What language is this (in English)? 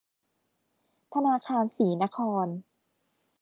Thai